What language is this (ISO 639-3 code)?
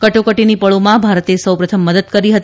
guj